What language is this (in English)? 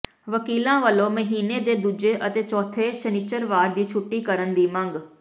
Punjabi